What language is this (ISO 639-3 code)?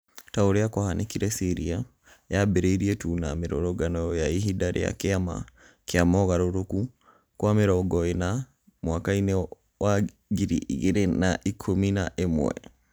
kik